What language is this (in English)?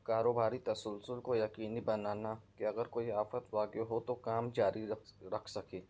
Urdu